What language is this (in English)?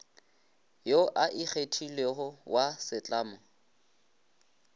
Northern Sotho